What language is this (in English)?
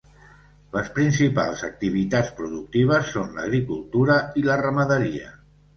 Catalan